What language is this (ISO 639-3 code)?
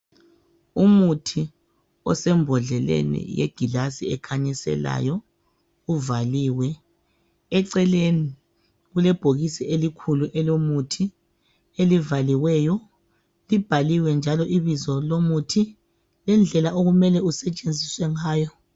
nde